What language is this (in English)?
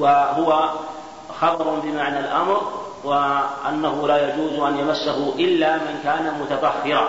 Arabic